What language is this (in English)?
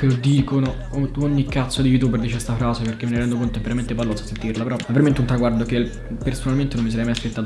Italian